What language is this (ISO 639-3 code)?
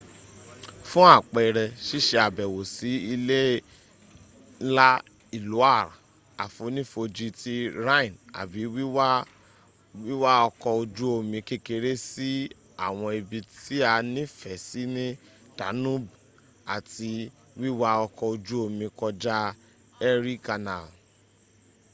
yor